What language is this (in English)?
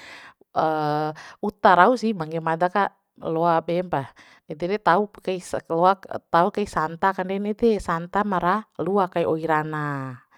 Bima